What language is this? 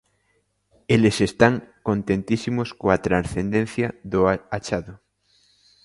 Galician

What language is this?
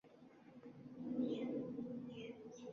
Uzbek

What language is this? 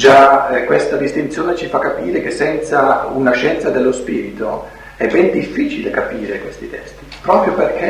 Italian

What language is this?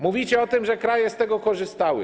Polish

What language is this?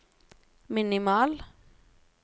Norwegian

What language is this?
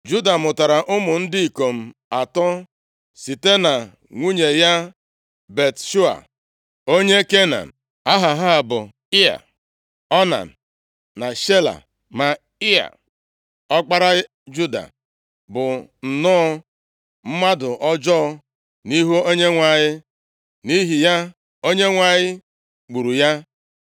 Igbo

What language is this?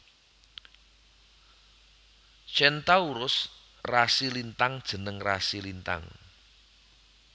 Javanese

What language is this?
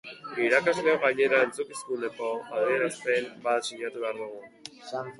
Basque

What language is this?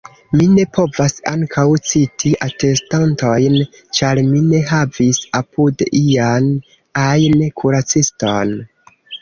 Esperanto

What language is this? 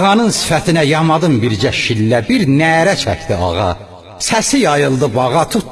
Azerbaijani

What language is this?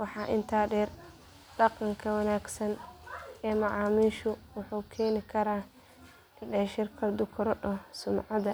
Somali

